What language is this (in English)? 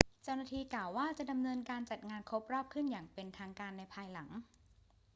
Thai